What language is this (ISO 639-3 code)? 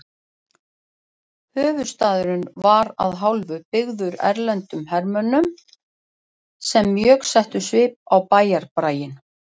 isl